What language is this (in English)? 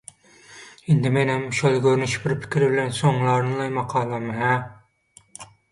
Turkmen